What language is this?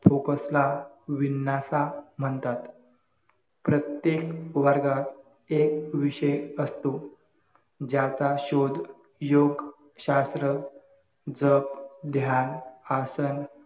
Marathi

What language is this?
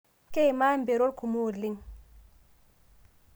Masai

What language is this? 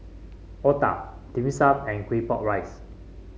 English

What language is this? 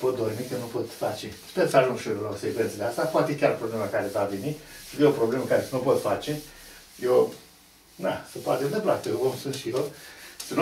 Romanian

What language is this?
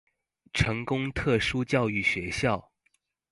Chinese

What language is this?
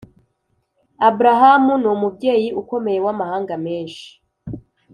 Kinyarwanda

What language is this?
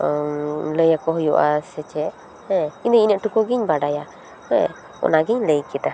Santali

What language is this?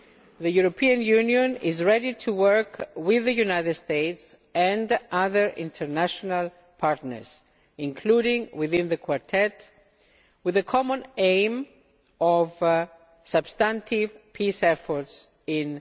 English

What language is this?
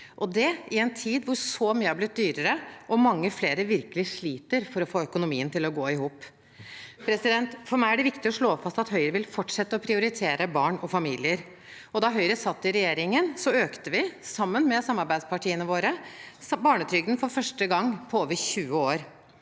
Norwegian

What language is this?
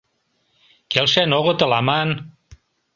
Mari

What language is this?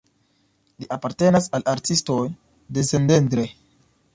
Esperanto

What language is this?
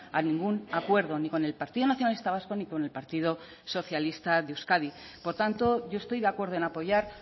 Spanish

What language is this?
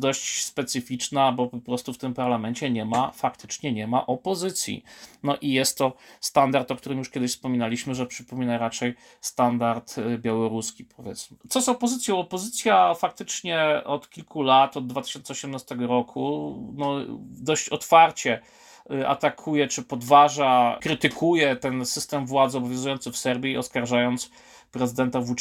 Polish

